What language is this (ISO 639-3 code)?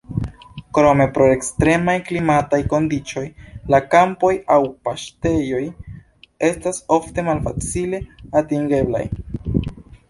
epo